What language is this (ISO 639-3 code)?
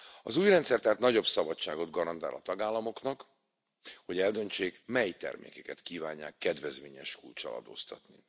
hun